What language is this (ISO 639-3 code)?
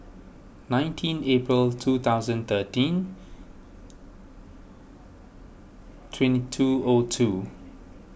eng